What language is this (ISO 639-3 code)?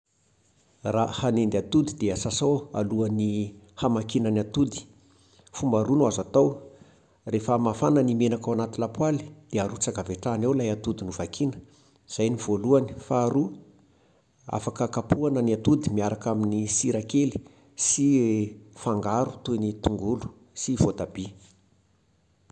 mlg